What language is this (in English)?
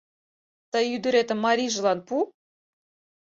Mari